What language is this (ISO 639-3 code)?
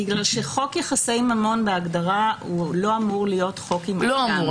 heb